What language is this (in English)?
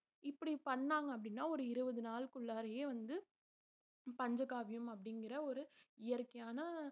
Tamil